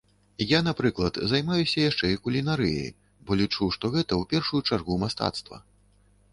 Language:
Belarusian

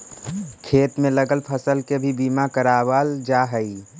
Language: Magahi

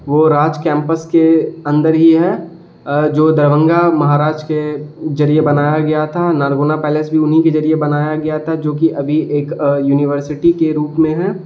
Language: Urdu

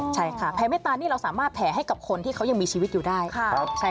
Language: Thai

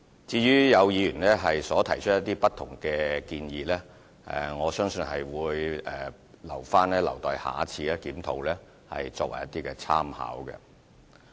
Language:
Cantonese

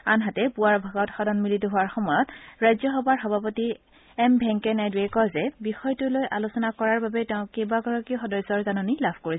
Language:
Assamese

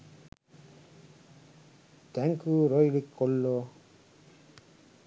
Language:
Sinhala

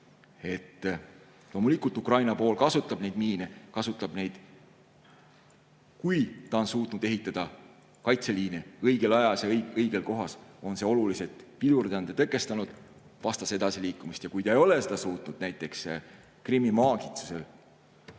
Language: Estonian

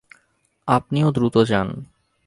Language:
Bangla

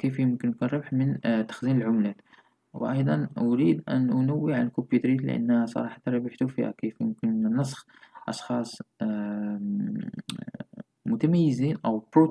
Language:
Arabic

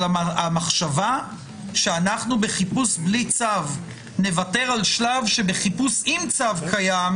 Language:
Hebrew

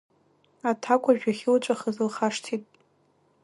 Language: Abkhazian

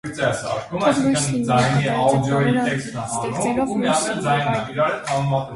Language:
Armenian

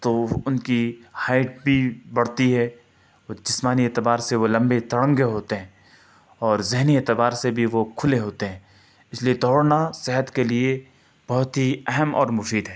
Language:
Urdu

